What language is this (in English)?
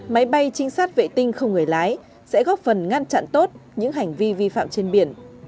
Vietnamese